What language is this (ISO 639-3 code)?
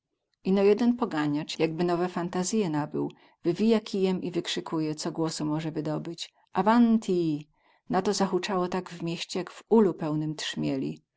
pol